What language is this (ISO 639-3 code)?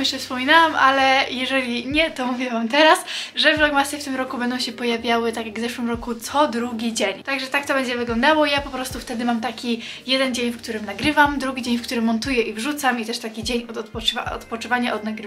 pol